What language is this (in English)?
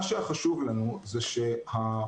Hebrew